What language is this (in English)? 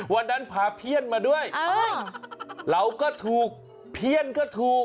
Thai